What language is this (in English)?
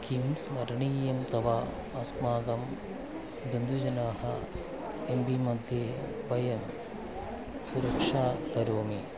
Sanskrit